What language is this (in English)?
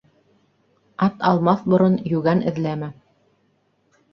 Bashkir